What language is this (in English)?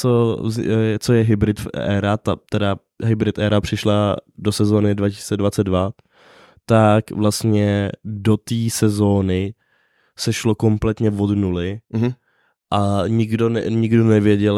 Czech